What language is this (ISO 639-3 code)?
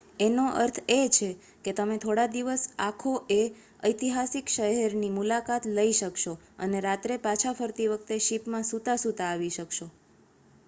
guj